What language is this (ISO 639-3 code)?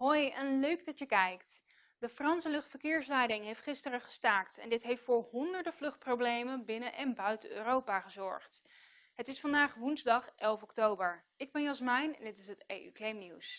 nld